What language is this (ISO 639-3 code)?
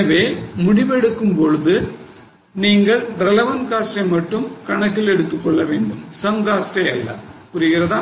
tam